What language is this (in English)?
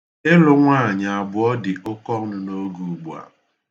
Igbo